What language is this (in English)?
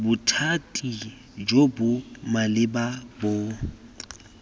Tswana